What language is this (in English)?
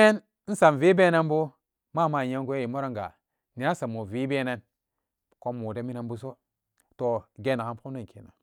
Samba Daka